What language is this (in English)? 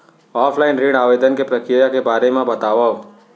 Chhattisgarhi